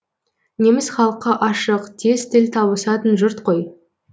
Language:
Kazakh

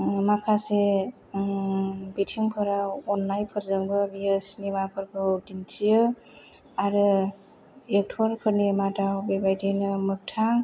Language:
Bodo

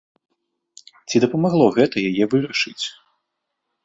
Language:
Belarusian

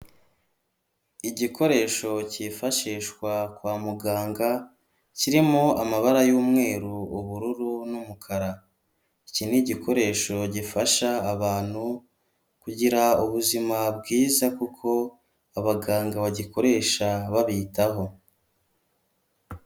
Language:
Kinyarwanda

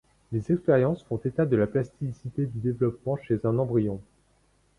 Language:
French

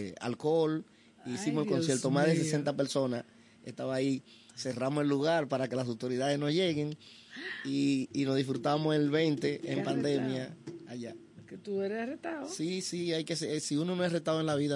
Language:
Spanish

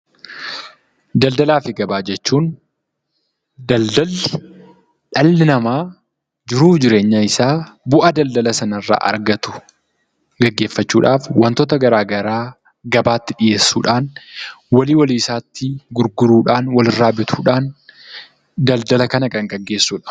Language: Oromo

